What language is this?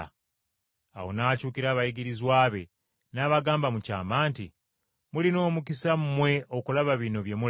Ganda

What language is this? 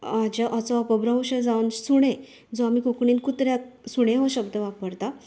Konkani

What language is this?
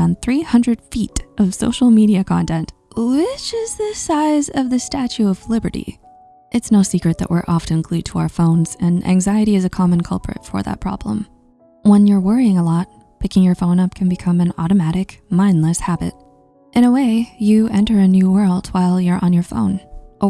English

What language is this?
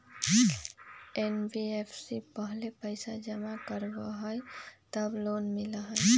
Magahi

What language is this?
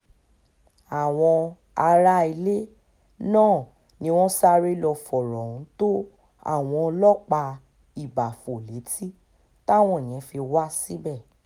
Yoruba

